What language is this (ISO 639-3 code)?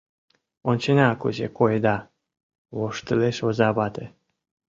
chm